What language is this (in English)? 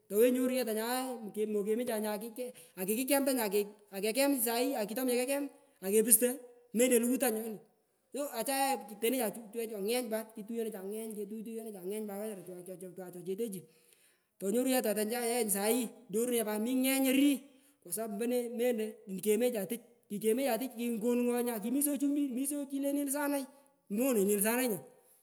Pökoot